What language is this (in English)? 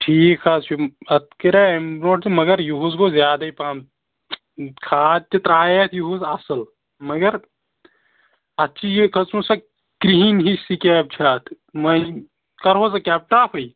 Kashmiri